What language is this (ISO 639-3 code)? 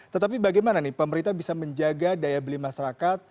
ind